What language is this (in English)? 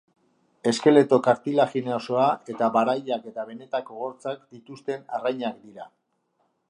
Basque